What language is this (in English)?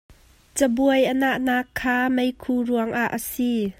Hakha Chin